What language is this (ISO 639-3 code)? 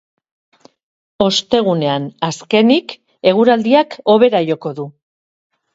eus